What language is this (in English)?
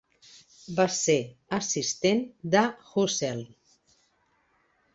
Catalan